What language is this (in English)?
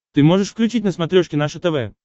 Russian